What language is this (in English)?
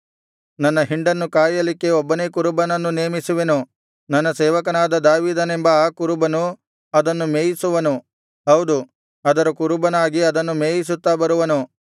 Kannada